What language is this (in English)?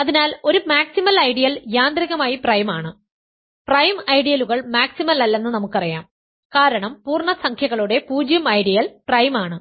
Malayalam